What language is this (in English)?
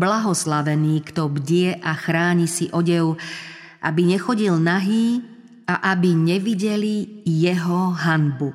Slovak